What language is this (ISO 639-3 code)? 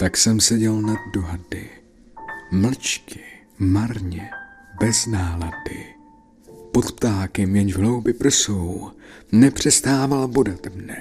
ces